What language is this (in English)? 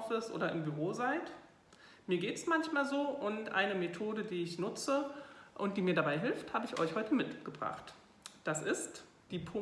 German